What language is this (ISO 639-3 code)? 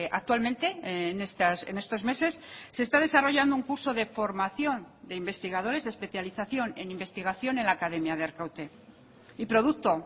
spa